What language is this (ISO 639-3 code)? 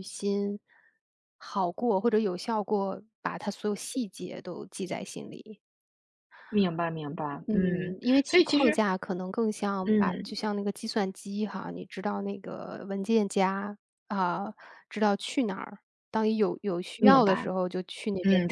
zho